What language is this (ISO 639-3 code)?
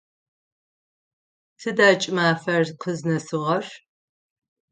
ady